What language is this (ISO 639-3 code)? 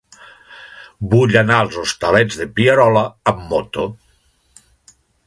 cat